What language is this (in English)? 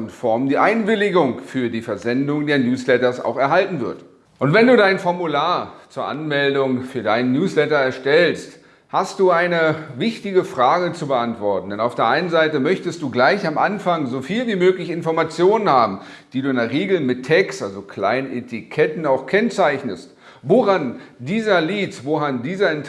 German